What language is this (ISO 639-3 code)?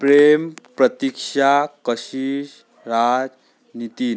mar